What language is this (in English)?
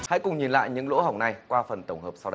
Vietnamese